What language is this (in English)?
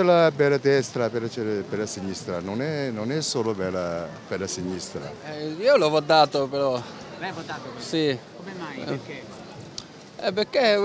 Italian